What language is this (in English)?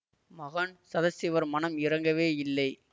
Tamil